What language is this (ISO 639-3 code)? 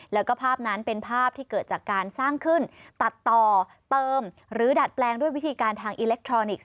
tha